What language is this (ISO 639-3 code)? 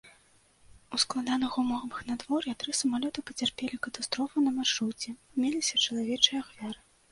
bel